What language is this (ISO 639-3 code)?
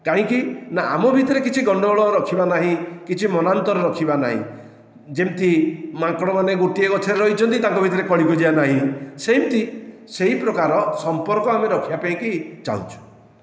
ori